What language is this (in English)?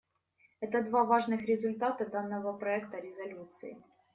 Russian